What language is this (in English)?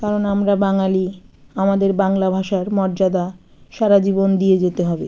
Bangla